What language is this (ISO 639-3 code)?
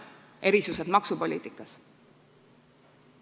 est